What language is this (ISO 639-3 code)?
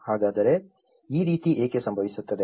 kan